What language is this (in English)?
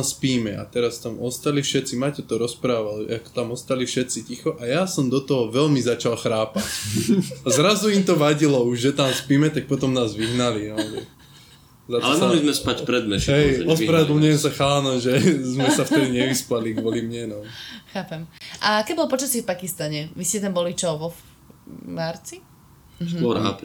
Slovak